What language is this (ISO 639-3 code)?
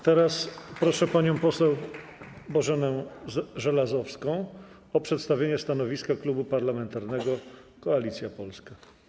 pol